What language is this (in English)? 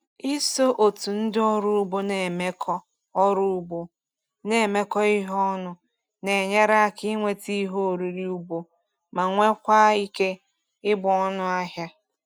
Igbo